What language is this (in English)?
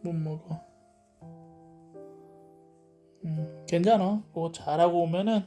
Korean